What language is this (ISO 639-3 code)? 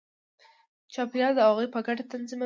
pus